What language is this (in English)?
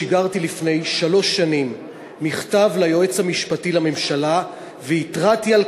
Hebrew